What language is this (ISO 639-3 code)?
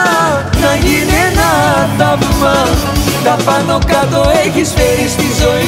ell